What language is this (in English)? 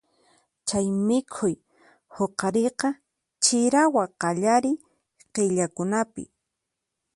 Puno Quechua